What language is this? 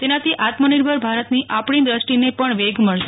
Gujarati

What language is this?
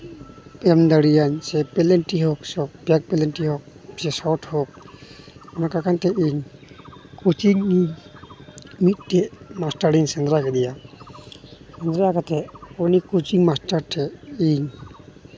Santali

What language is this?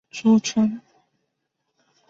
Chinese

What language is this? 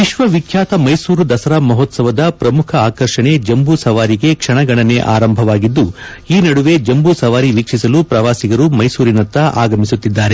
Kannada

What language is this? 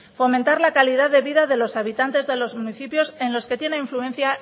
Spanish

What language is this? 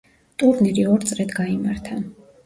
Georgian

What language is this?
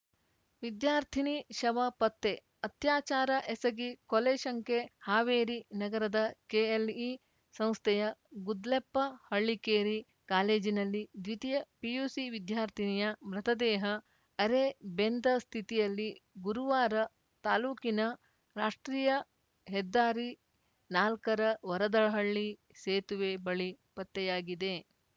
Kannada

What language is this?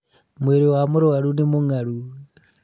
Kikuyu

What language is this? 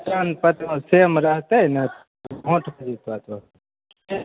Maithili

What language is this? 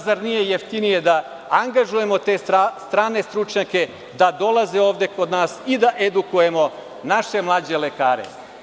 Serbian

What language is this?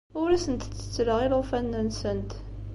Kabyle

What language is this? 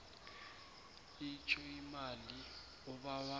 South Ndebele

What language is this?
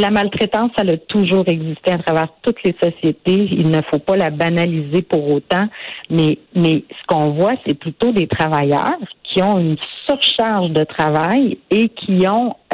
French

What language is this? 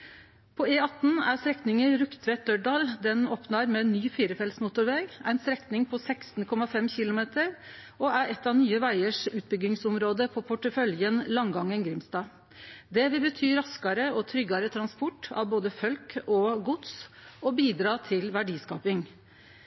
Norwegian Nynorsk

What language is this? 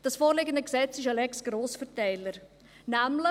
Swiss German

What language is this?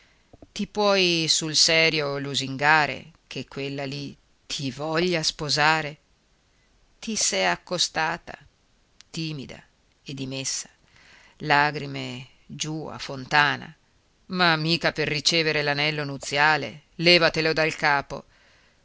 Italian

